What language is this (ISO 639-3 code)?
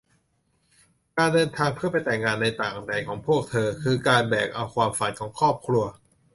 tha